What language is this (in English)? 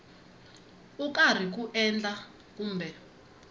Tsonga